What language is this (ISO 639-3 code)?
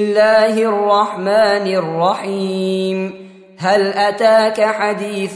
ara